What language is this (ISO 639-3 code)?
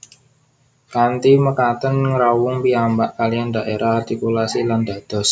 jav